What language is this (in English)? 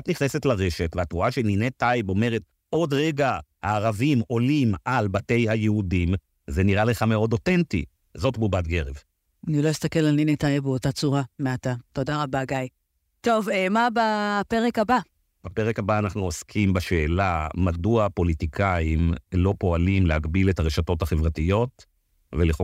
Hebrew